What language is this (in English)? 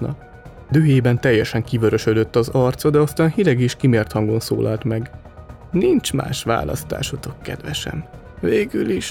Hungarian